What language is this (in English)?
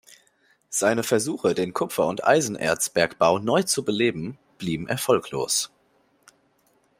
German